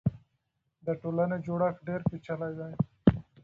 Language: Pashto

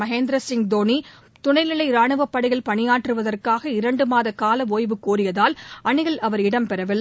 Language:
Tamil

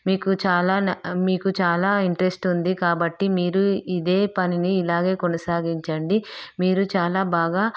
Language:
Telugu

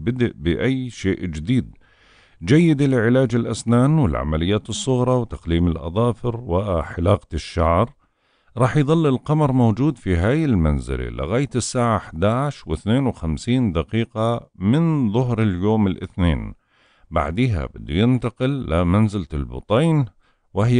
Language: Arabic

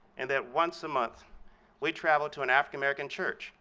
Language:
English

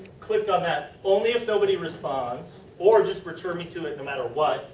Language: English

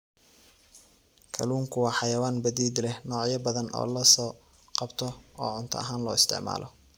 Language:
Somali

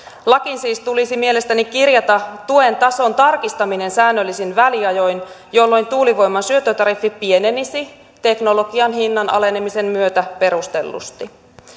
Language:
Finnish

